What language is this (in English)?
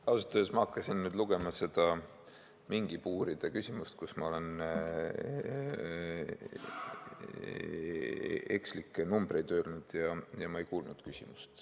Estonian